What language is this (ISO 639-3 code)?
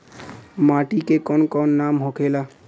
bho